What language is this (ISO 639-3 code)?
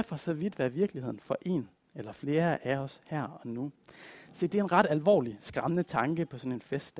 dan